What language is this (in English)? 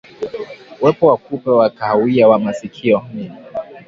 Swahili